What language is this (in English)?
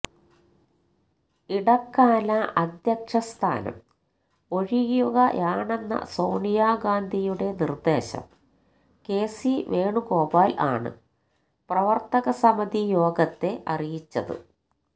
Malayalam